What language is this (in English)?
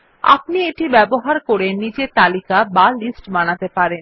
Bangla